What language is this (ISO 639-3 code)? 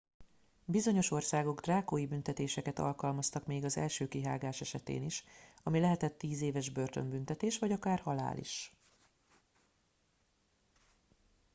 hun